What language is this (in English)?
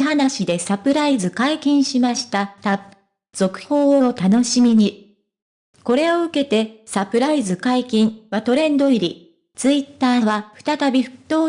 Japanese